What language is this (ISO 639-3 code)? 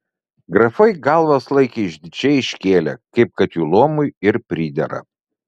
lit